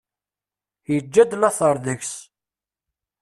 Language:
Kabyle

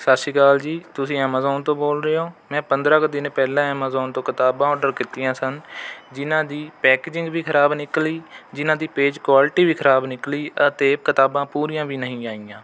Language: Punjabi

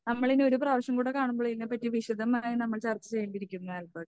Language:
Malayalam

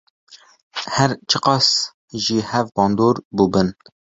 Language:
Kurdish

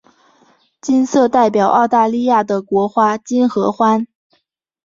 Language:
Chinese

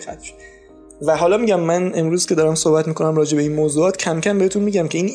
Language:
Persian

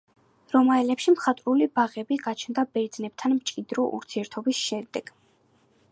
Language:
Georgian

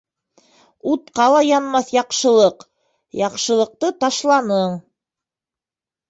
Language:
Bashkir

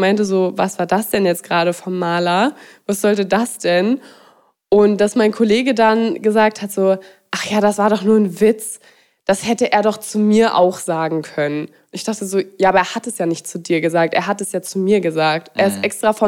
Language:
German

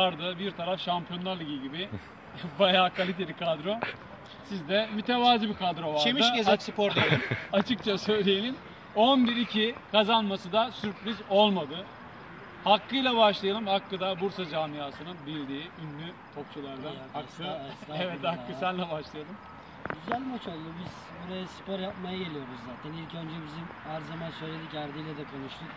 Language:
Turkish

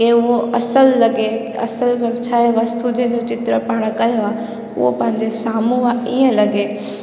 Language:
Sindhi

